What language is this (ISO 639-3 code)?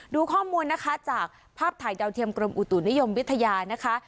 tha